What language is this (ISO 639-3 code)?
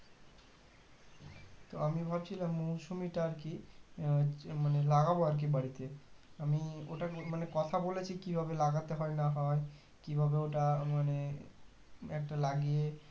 ben